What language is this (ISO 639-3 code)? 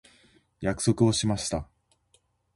jpn